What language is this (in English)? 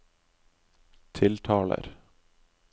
Norwegian